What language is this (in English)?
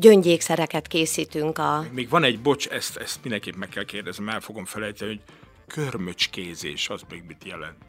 Hungarian